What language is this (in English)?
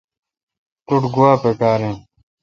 Kalkoti